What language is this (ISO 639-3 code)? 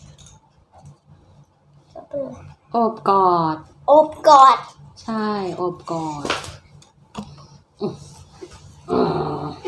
tha